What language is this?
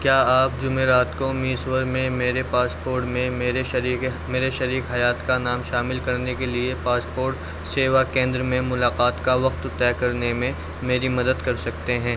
Urdu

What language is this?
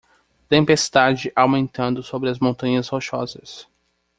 Portuguese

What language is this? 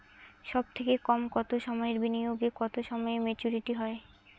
Bangla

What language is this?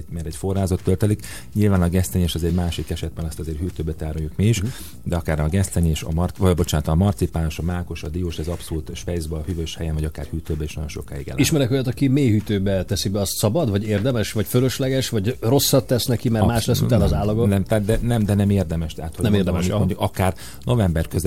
Hungarian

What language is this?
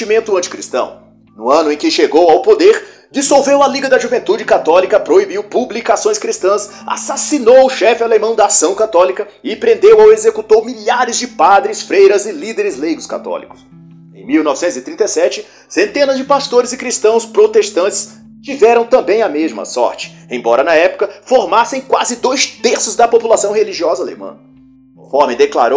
Portuguese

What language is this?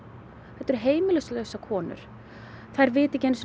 Icelandic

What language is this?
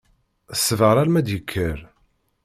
Kabyle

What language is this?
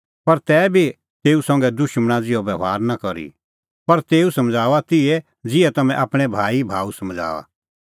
Kullu Pahari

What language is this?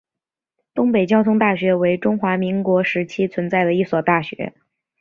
Chinese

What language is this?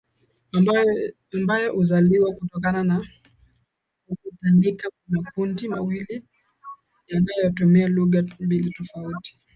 Swahili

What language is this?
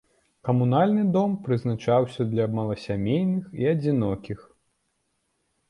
Belarusian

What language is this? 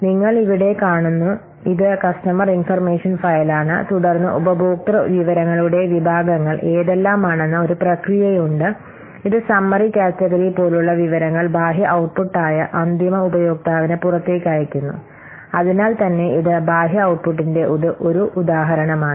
Malayalam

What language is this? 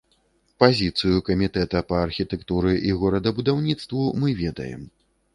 Belarusian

